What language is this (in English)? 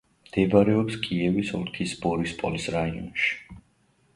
Georgian